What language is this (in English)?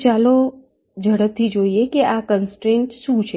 Gujarati